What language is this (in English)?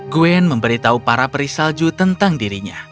Indonesian